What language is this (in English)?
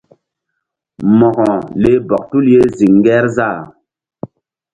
Mbum